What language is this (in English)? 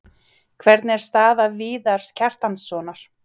Icelandic